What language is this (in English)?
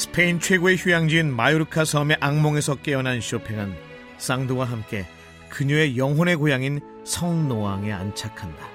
Korean